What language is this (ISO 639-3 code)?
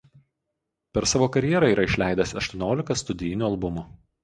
lit